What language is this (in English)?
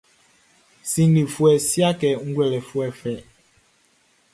Baoulé